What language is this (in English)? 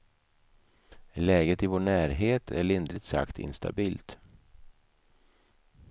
Swedish